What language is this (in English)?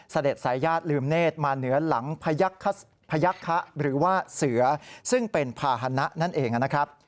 Thai